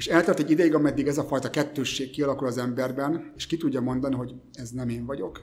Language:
Hungarian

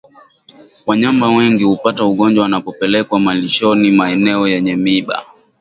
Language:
Swahili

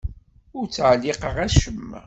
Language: Kabyle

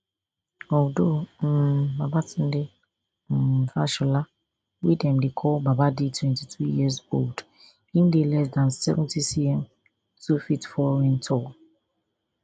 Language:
Nigerian Pidgin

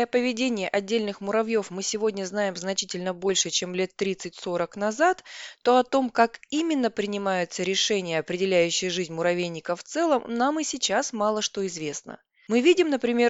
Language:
Russian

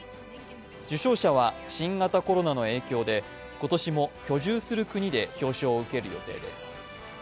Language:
Japanese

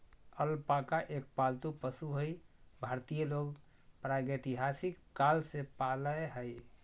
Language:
Magahi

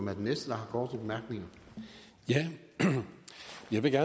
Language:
Danish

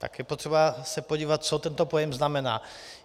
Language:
Czech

